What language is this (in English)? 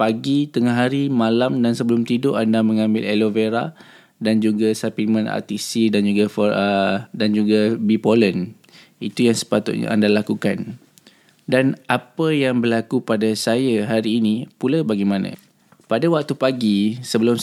Malay